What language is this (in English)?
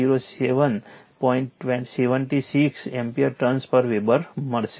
Gujarati